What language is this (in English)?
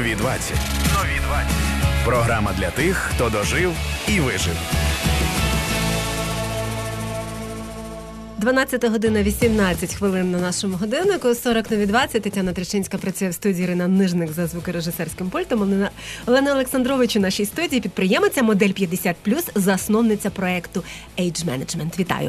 Ukrainian